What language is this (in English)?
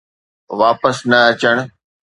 Sindhi